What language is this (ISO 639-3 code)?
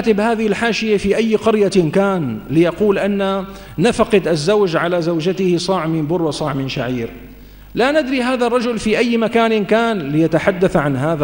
ara